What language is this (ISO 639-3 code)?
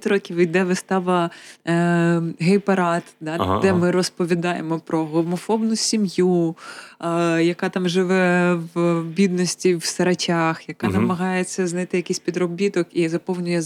ukr